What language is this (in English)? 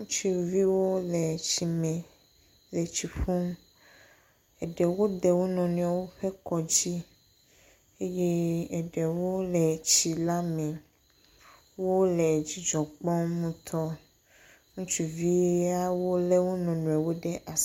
Ewe